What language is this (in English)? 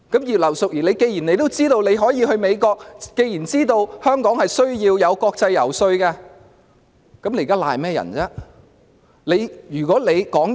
Cantonese